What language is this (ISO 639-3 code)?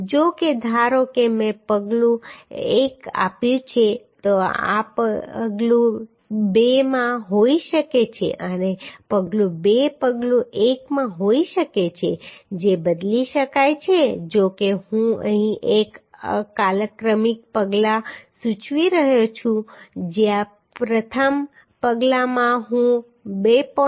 guj